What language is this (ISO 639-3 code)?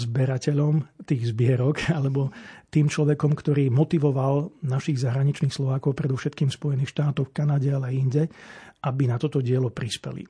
slk